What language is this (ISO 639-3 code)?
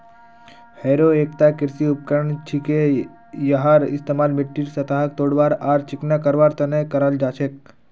mag